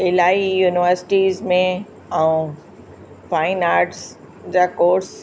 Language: Sindhi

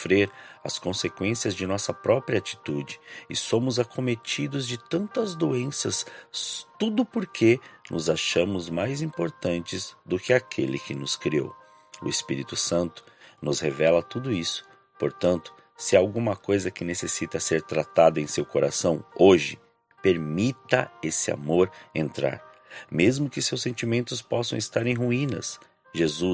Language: Portuguese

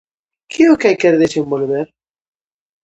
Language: Galician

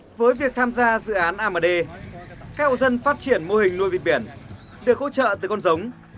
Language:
Vietnamese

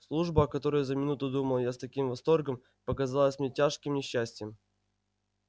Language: Russian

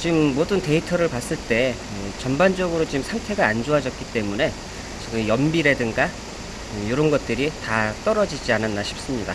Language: Korean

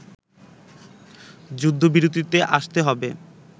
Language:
Bangla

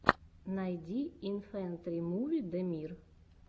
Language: Russian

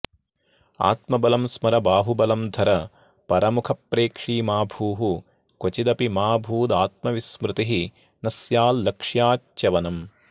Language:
Sanskrit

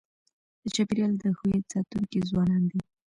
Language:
Pashto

